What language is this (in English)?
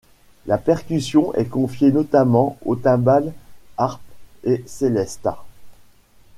French